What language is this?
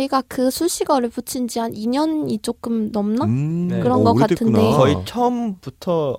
Korean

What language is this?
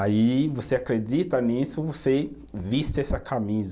Portuguese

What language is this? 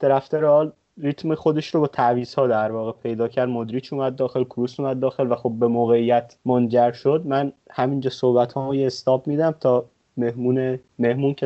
Persian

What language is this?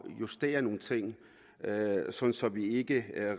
Danish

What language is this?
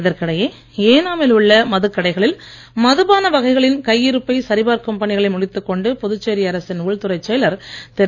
Tamil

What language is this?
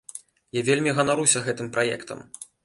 Belarusian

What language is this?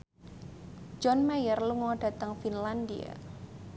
Javanese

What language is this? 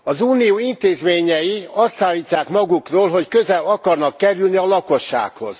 Hungarian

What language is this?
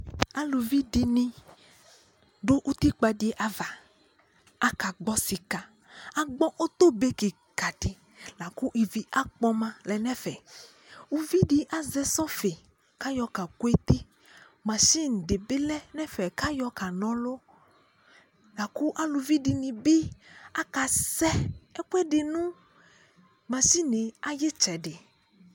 Ikposo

